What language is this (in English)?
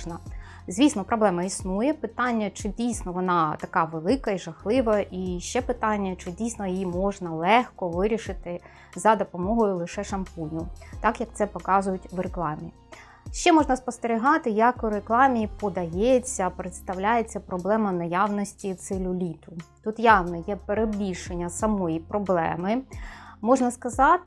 Ukrainian